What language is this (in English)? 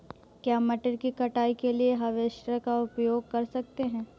Hindi